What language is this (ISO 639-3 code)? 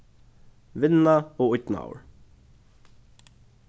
fao